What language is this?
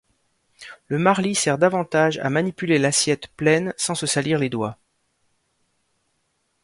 French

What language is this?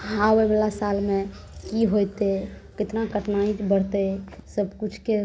Maithili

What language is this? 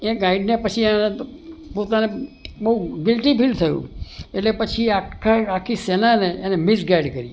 Gujarati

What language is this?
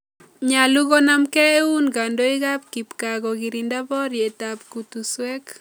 Kalenjin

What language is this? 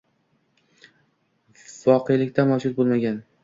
Uzbek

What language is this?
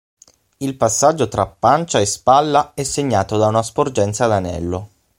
Italian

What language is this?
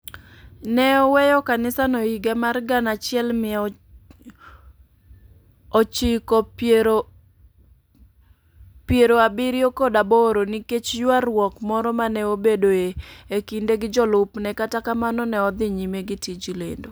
Luo (Kenya and Tanzania)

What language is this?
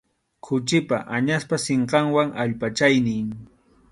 Arequipa-La Unión Quechua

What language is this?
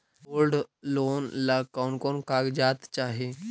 Magahi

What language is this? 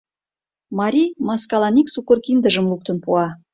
Mari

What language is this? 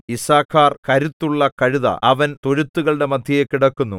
Malayalam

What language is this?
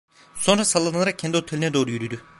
Turkish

